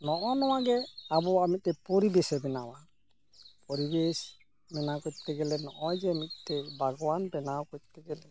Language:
Santali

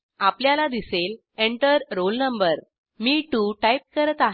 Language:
Marathi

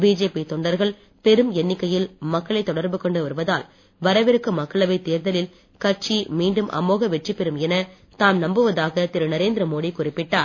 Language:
Tamil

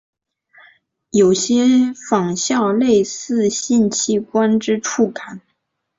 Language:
Chinese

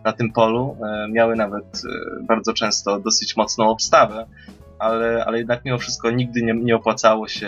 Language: Polish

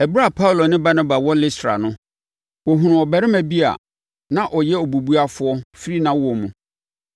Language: Akan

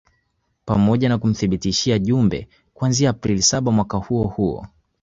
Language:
Swahili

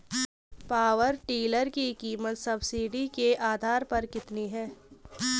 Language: Hindi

